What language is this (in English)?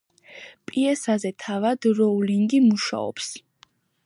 Georgian